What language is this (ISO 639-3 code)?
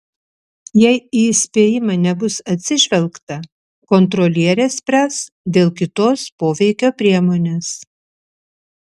lit